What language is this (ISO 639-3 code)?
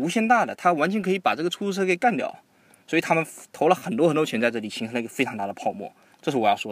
zho